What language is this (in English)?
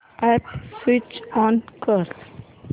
Marathi